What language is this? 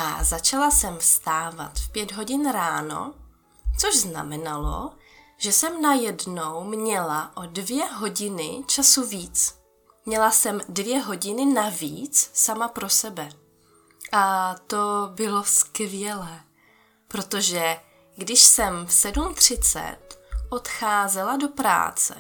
Czech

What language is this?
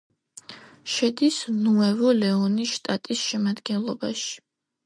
Georgian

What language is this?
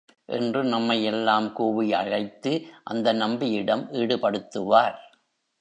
Tamil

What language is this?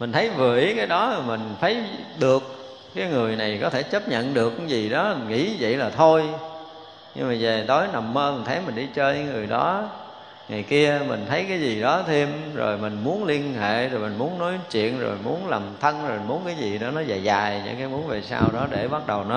Vietnamese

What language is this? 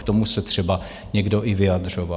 Czech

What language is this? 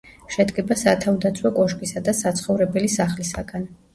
Georgian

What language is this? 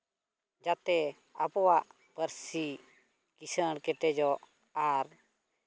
Santali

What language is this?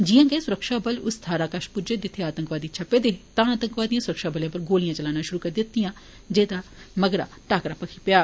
Dogri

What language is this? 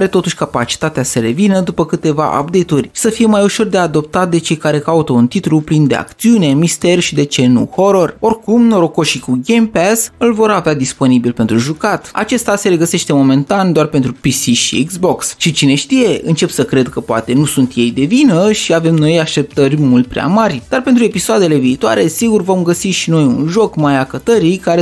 Romanian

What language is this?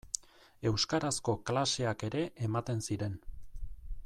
Basque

